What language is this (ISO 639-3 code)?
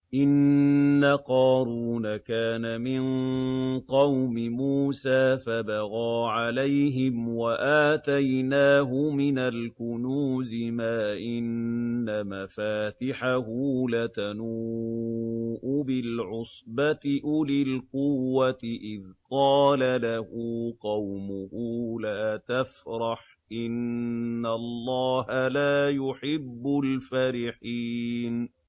ara